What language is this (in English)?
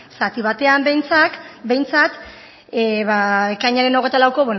Basque